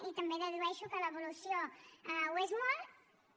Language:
Catalan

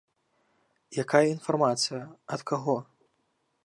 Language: Belarusian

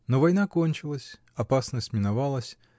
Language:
Russian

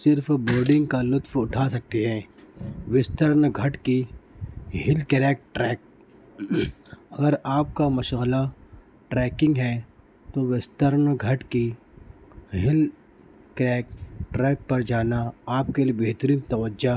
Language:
Urdu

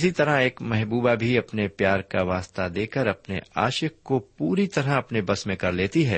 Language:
Urdu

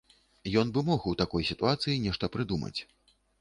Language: Belarusian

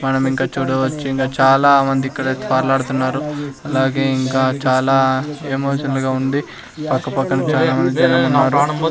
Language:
Telugu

